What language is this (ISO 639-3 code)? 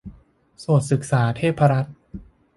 tha